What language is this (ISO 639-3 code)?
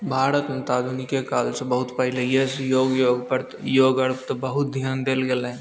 mai